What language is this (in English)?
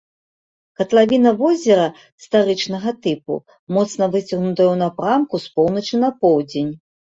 Belarusian